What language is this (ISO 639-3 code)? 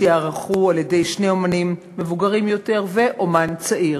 heb